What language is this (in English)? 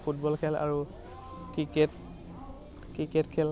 Assamese